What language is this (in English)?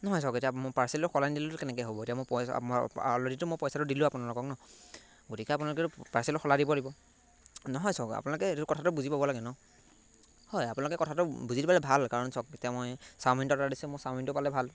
Assamese